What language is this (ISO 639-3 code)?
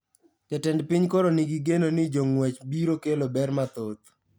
luo